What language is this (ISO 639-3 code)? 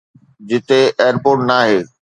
snd